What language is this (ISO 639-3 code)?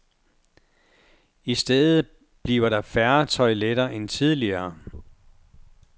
dan